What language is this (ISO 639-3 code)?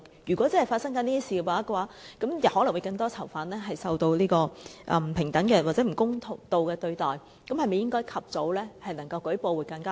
yue